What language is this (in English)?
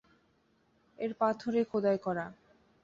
Bangla